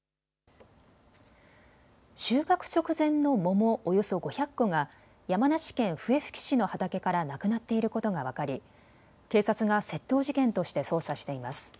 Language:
Japanese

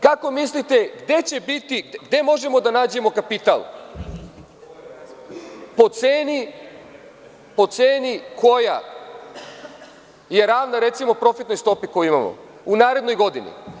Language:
Serbian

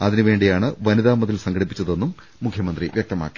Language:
Malayalam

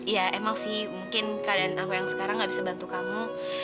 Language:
Indonesian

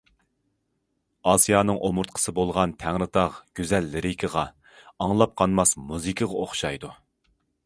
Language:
Uyghur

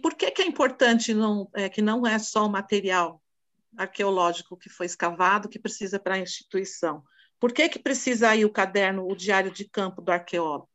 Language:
Portuguese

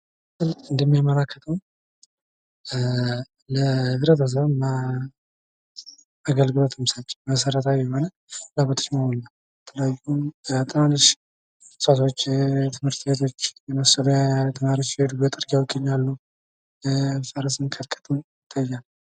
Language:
Amharic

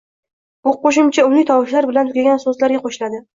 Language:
Uzbek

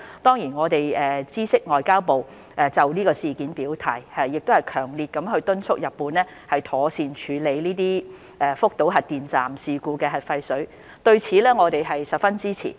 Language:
Cantonese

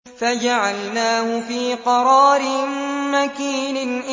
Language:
Arabic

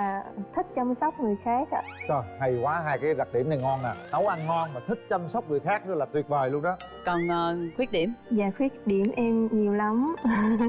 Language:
Vietnamese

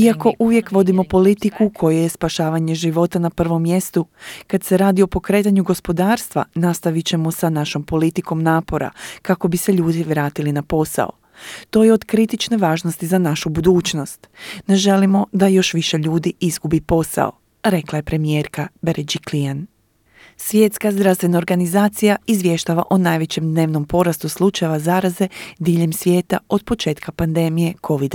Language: Croatian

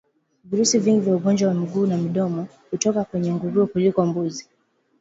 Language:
Swahili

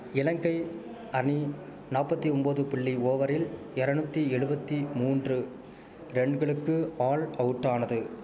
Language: Tamil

